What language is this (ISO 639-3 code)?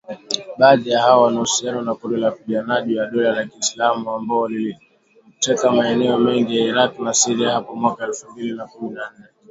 swa